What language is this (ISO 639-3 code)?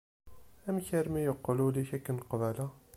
kab